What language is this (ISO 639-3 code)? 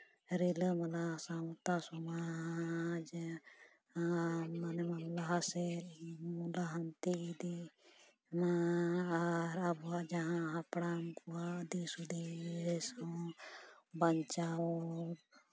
sat